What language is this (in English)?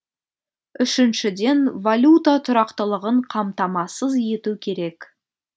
Kazakh